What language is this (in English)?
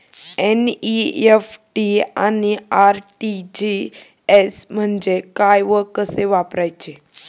Marathi